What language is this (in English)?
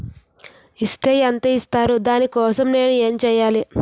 Telugu